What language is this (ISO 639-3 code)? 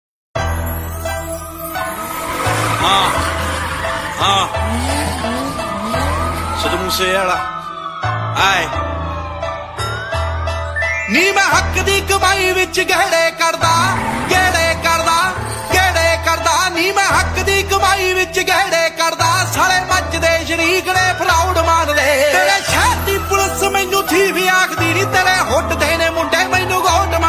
ara